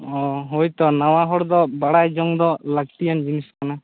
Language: Santali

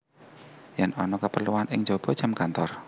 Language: Javanese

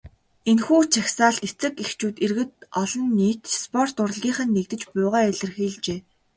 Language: Mongolian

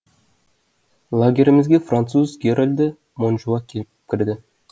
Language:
Kazakh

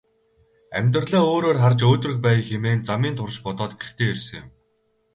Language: Mongolian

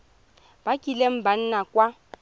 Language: Tswana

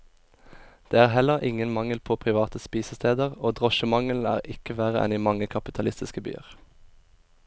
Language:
Norwegian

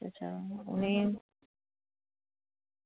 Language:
Dogri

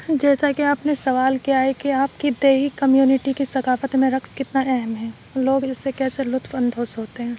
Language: Urdu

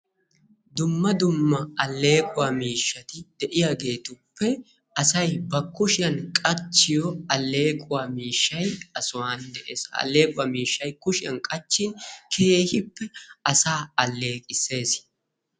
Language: Wolaytta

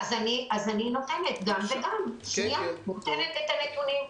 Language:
Hebrew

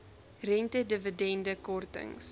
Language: Afrikaans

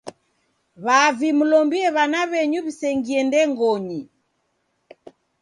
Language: Taita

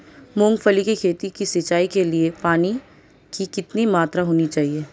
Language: Hindi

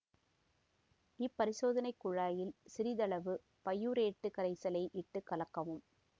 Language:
Tamil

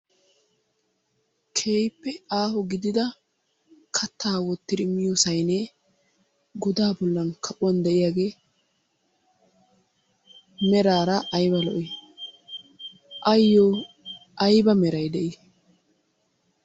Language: Wolaytta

